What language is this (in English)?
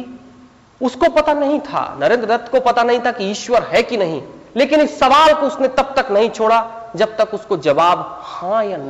Hindi